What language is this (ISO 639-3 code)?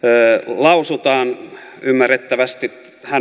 fin